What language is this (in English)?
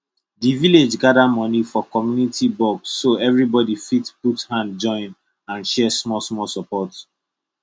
Nigerian Pidgin